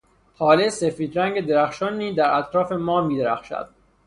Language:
Persian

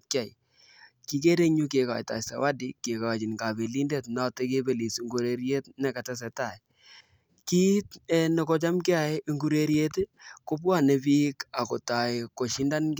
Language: Kalenjin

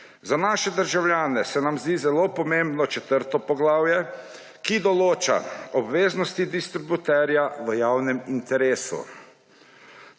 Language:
Slovenian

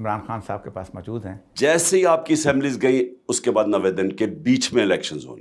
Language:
Urdu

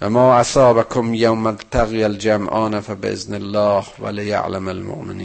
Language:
Persian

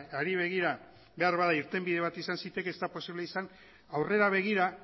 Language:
Basque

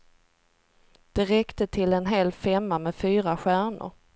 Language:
Swedish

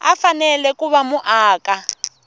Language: Tsonga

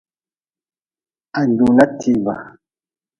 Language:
Nawdm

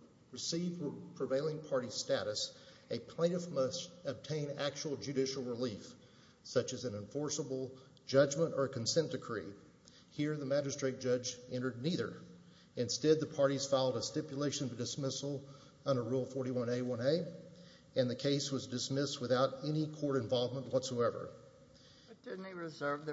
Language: English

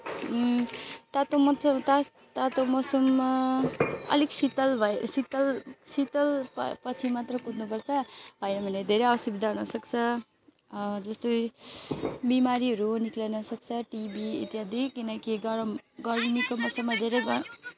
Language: Nepali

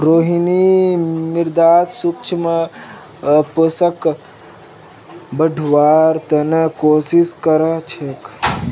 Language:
Magahi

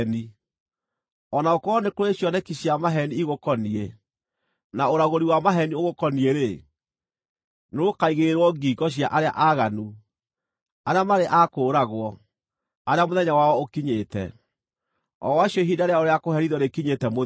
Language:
Kikuyu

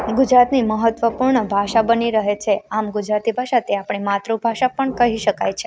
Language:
Gujarati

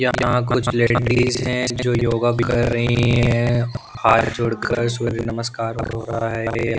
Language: Hindi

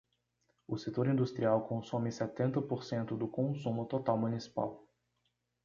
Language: Portuguese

